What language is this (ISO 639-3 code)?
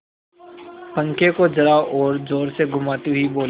hin